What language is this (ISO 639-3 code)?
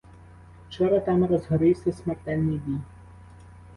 ukr